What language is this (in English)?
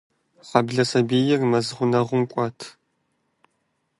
Kabardian